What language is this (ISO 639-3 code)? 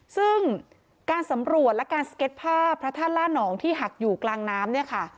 tha